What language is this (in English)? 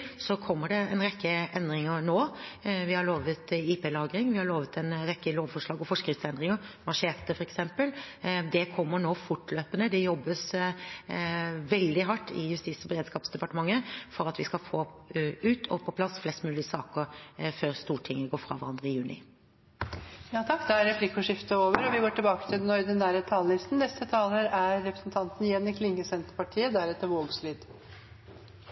Norwegian